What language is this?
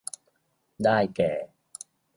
Thai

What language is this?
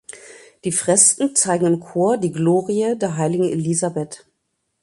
German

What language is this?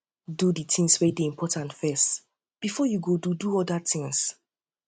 Nigerian Pidgin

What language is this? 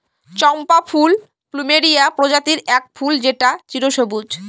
Bangla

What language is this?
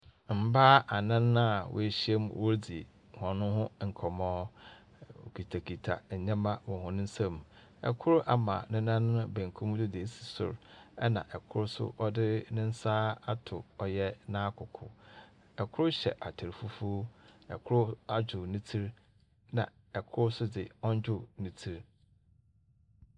Akan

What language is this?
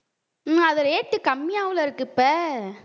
Tamil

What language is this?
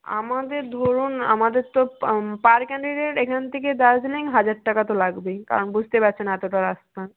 Bangla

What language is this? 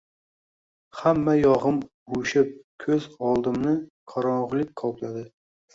Uzbek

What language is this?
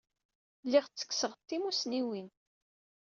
Kabyle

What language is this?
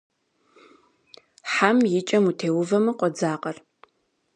Kabardian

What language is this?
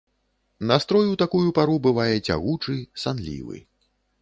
Belarusian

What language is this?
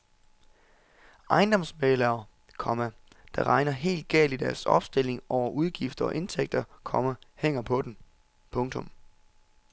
Danish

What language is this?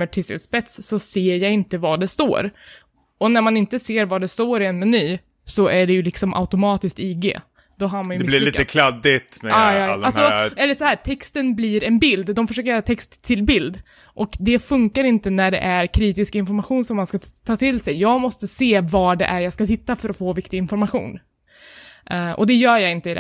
Swedish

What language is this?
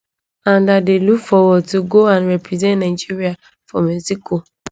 Nigerian Pidgin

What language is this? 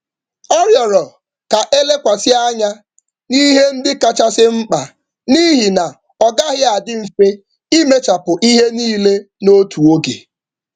Igbo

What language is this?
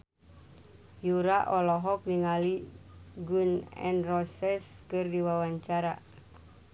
Sundanese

